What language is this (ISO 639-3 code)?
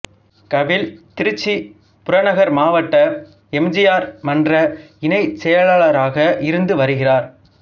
tam